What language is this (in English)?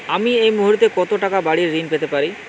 Bangla